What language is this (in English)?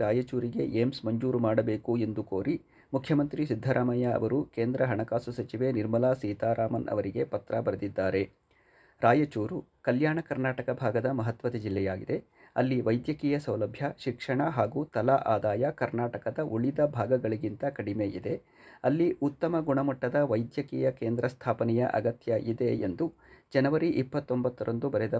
Kannada